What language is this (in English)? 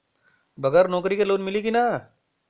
Bhojpuri